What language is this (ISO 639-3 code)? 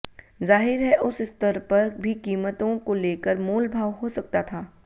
hin